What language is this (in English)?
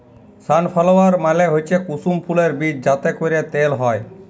Bangla